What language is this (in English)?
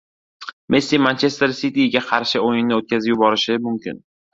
Uzbek